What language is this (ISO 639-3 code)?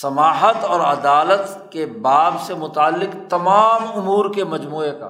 urd